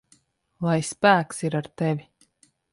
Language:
Latvian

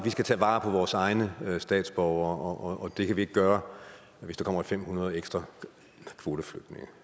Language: Danish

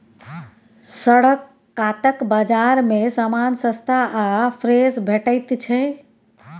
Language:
Maithili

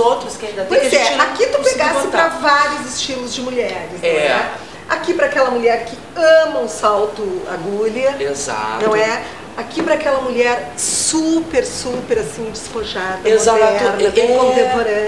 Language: Portuguese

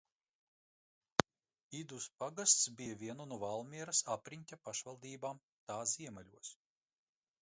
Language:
Latvian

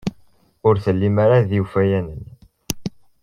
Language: Kabyle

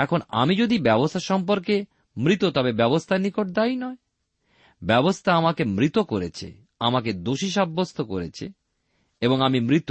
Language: Bangla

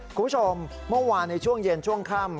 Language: Thai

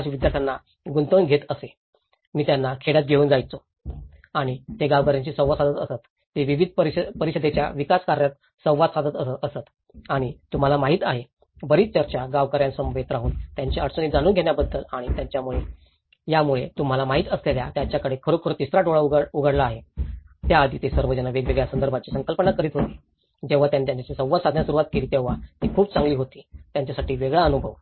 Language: Marathi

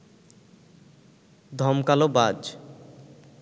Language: Bangla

